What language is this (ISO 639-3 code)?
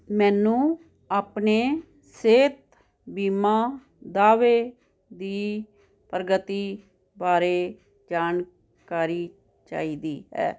pan